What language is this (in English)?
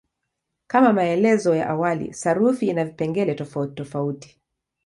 Swahili